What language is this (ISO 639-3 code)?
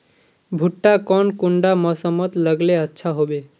mag